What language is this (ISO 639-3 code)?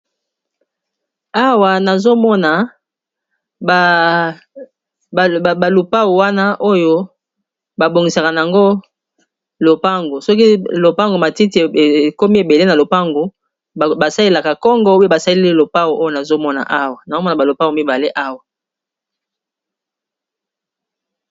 lin